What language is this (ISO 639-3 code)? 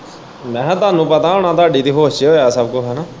pan